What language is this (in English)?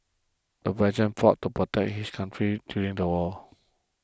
English